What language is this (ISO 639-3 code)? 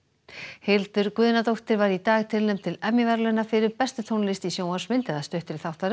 isl